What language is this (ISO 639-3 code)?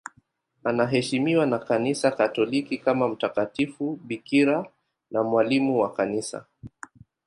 swa